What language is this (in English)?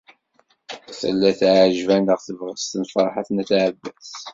Kabyle